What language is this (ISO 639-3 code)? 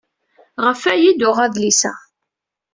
kab